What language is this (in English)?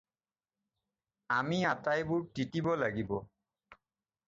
Assamese